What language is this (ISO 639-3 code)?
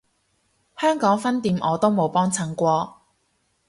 yue